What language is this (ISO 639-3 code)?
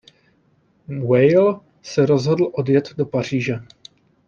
ces